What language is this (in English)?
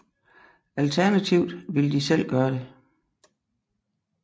Danish